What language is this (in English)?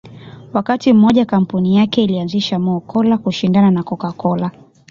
Swahili